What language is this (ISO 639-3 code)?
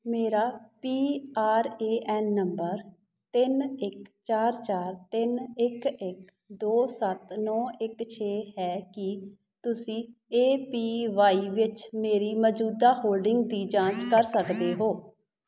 pan